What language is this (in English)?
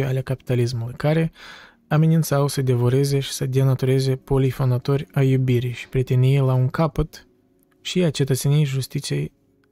Romanian